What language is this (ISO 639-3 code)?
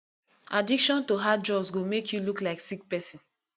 pcm